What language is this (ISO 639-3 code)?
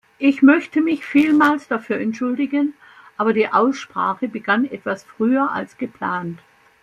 deu